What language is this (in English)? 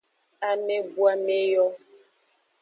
Aja (Benin)